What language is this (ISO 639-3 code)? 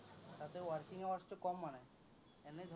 asm